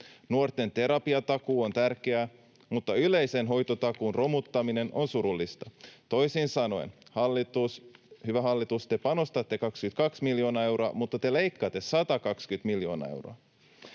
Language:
Finnish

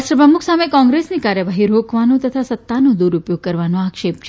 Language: Gujarati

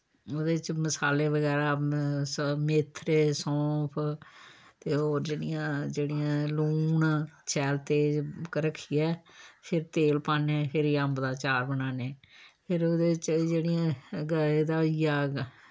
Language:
Dogri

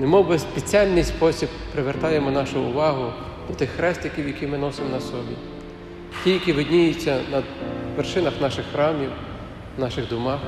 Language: Ukrainian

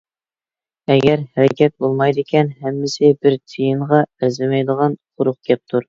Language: Uyghur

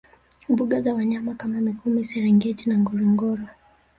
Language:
Swahili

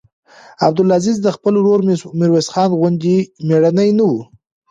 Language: Pashto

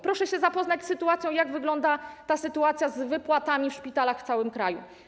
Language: Polish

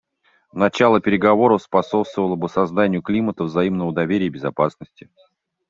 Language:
Russian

